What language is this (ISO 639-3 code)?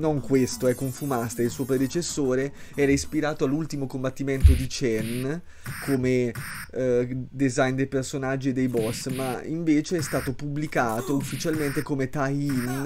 ita